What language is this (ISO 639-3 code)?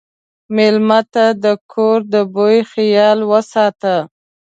pus